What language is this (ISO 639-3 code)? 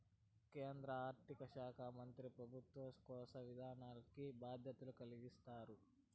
tel